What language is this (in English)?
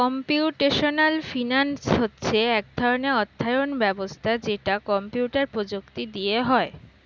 Bangla